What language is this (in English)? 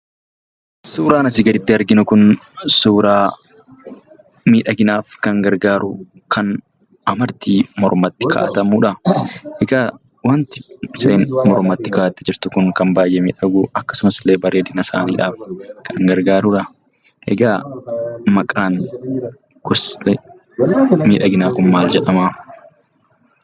Oromo